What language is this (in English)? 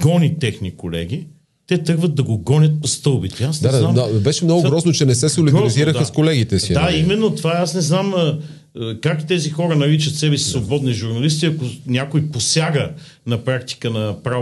Bulgarian